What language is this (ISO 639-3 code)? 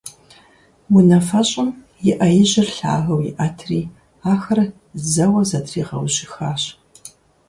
kbd